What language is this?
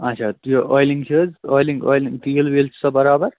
Kashmiri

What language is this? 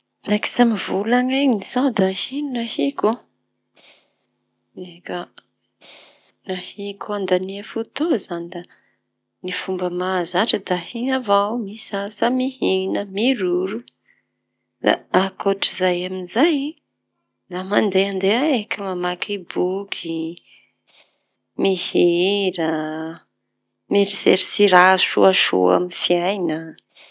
Tanosy Malagasy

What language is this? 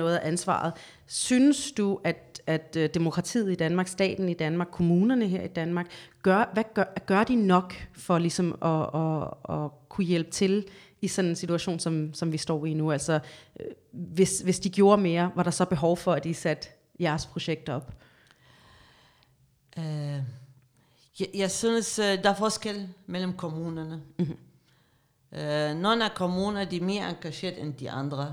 Danish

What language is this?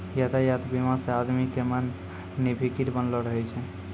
Maithili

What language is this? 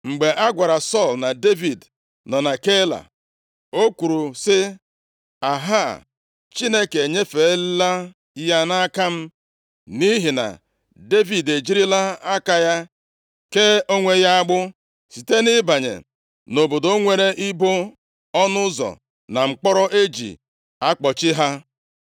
Igbo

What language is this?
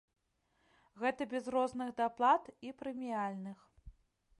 Belarusian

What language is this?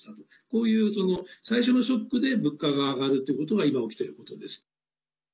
Japanese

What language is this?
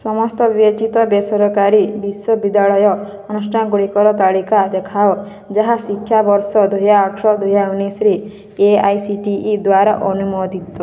Odia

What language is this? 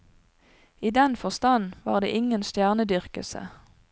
Norwegian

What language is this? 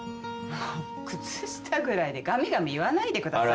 Japanese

